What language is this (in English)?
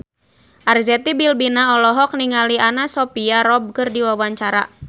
Sundanese